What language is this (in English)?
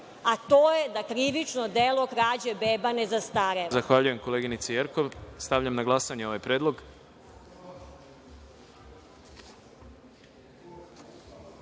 Serbian